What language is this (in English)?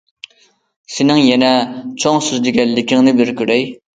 Uyghur